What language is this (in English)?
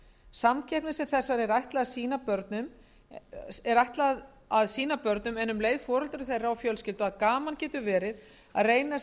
Icelandic